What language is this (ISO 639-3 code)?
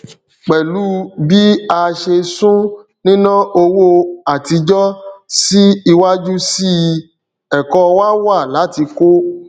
yor